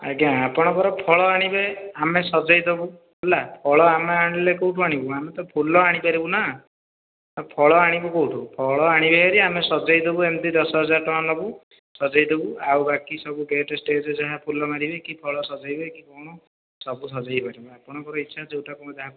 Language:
Odia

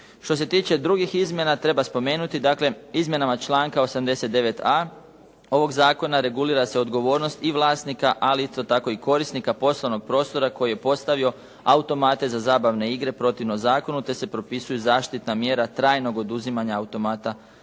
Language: Croatian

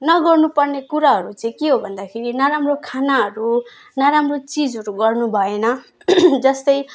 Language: Nepali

